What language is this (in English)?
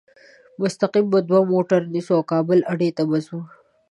Pashto